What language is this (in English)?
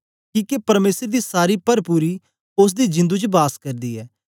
Dogri